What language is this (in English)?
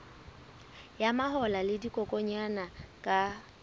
Southern Sotho